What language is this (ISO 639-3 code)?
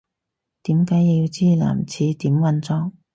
yue